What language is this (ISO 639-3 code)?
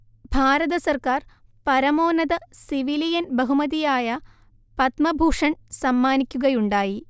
mal